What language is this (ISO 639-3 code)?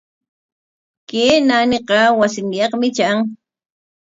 qwa